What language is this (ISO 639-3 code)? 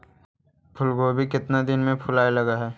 mag